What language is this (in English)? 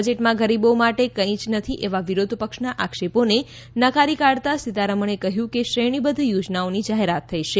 Gujarati